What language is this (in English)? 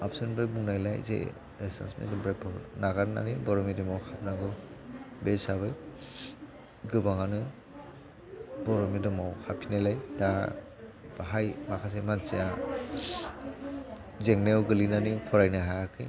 Bodo